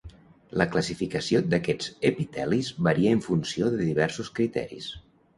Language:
Catalan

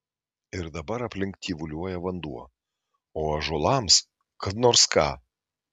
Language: Lithuanian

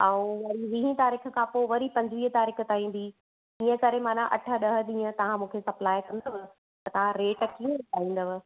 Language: Sindhi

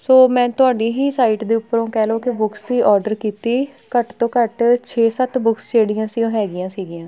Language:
Punjabi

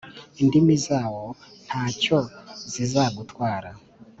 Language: Kinyarwanda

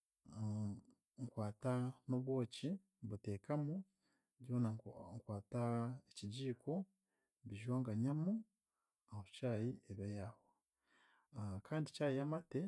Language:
Chiga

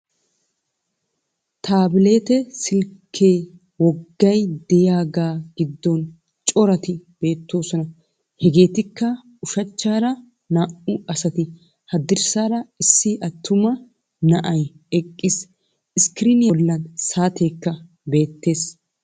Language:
Wolaytta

